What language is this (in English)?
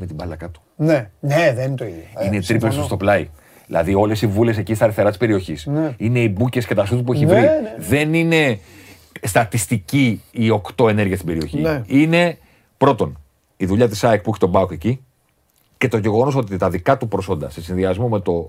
Greek